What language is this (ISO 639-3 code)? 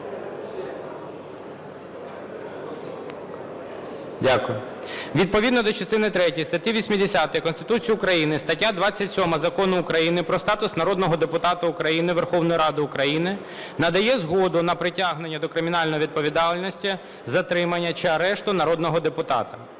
ukr